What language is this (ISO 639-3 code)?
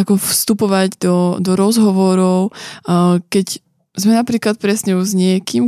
slk